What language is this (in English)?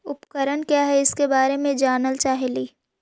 Magahi